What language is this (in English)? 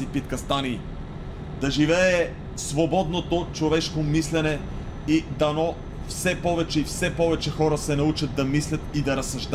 Bulgarian